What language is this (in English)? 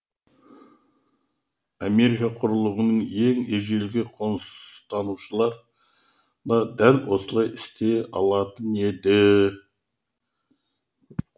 Kazakh